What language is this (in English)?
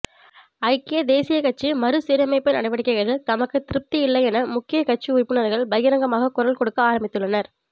Tamil